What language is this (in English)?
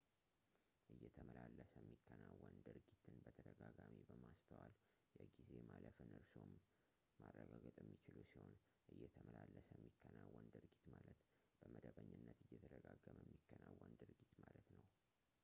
Amharic